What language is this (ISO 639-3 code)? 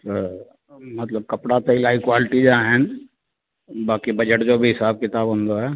snd